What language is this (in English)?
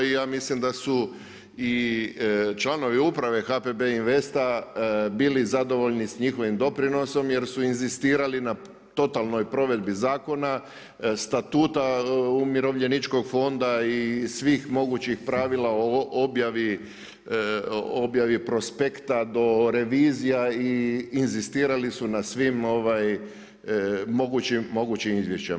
Croatian